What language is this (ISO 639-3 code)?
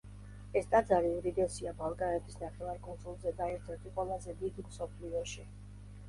kat